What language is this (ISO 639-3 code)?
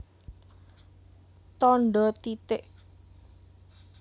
jav